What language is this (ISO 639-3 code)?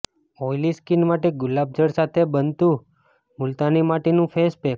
guj